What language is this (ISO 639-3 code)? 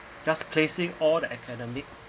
eng